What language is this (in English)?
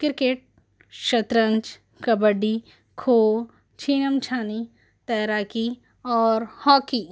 Urdu